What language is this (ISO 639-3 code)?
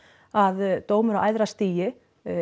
isl